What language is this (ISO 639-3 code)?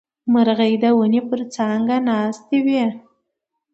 pus